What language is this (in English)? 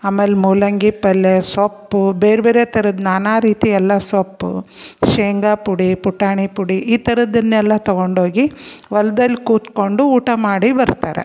Kannada